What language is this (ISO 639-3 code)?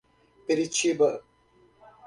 por